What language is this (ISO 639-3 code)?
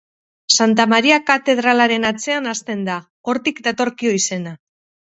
eus